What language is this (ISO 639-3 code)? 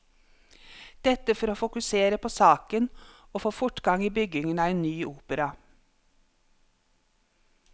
nor